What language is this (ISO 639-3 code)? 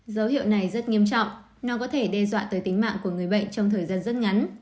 vie